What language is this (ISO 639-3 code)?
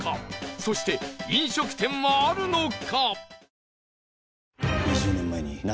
jpn